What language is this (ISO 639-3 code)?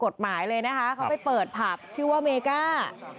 tha